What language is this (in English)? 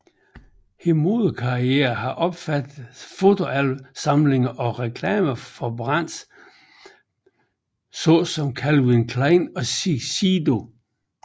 Danish